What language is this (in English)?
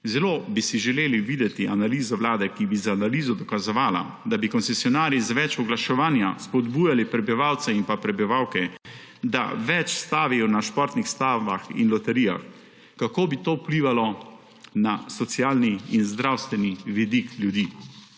Slovenian